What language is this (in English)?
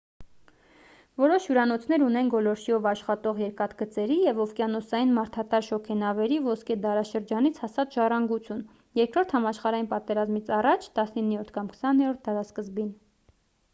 Armenian